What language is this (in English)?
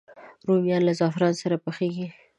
Pashto